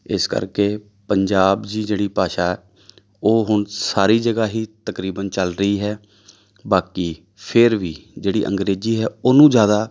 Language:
Punjabi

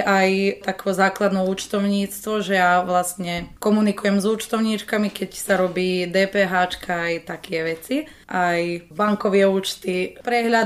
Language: Slovak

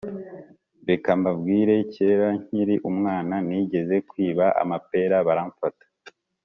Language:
Kinyarwanda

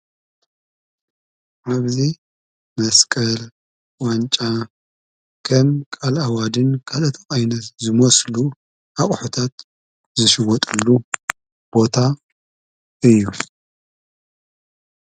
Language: Tigrinya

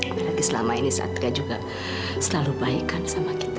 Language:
Indonesian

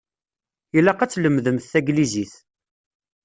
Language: Kabyle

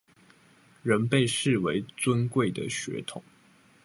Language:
Chinese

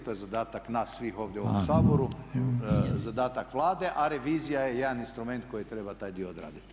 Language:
Croatian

